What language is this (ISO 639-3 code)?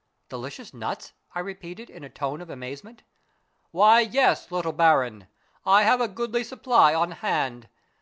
eng